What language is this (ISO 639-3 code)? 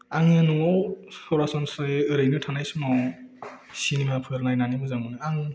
brx